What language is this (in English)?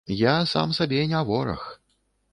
Belarusian